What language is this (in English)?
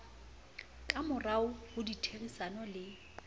Southern Sotho